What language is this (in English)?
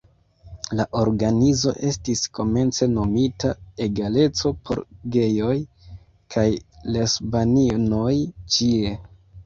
Esperanto